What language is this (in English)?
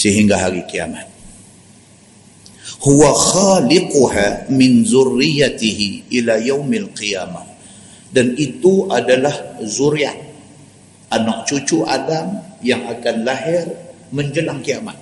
Malay